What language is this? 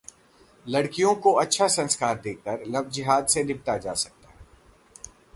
Hindi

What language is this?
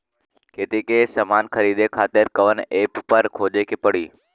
Bhojpuri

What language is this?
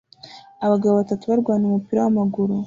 Kinyarwanda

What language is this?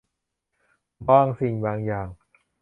Thai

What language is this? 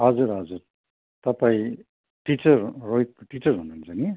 Nepali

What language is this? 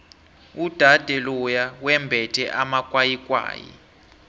South Ndebele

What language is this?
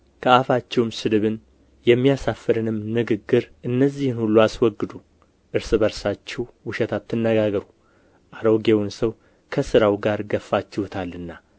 Amharic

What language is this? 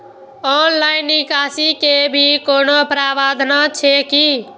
Maithili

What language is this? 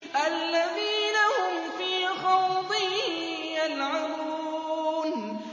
Arabic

